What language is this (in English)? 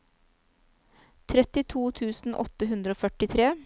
Norwegian